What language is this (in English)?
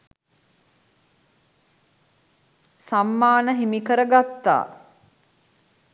Sinhala